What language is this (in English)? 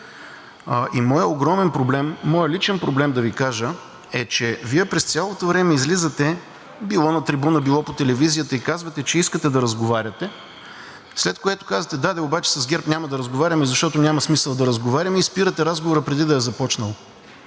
Bulgarian